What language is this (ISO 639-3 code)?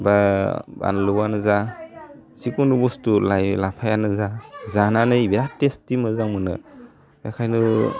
brx